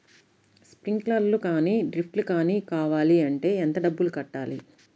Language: Telugu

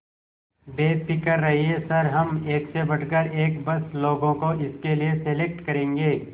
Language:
Hindi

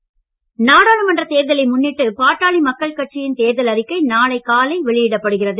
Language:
Tamil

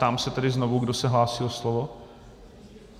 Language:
Czech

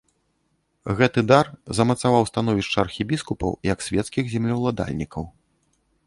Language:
Belarusian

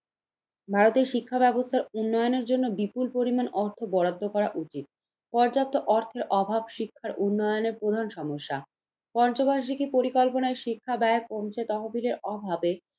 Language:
Bangla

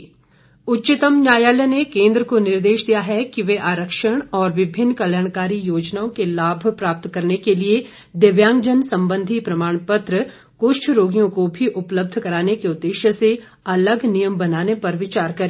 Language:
Hindi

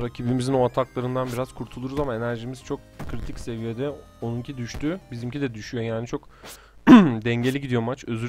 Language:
Turkish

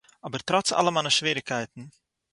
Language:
Yiddish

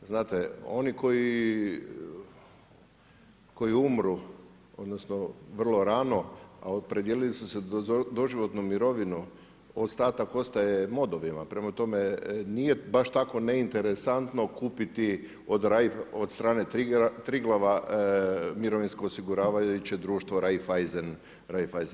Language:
Croatian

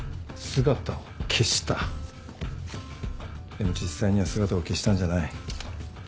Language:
Japanese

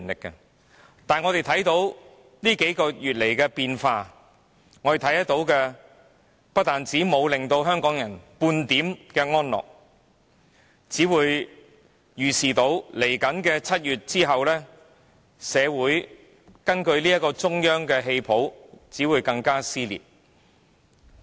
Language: Cantonese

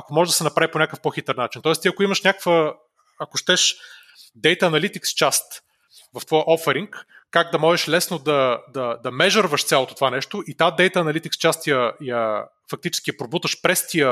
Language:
Bulgarian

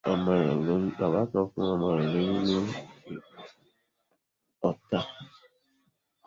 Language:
Yoruba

